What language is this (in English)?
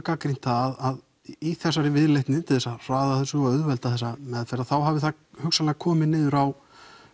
Icelandic